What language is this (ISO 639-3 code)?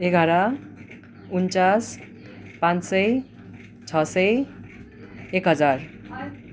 nep